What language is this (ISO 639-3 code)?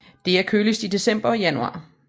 dan